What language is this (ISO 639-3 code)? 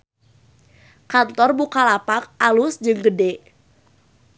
sun